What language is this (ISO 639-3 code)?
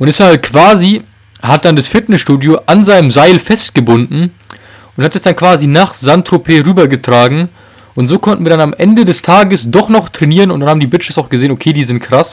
deu